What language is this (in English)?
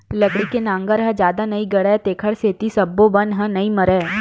Chhattisgarhi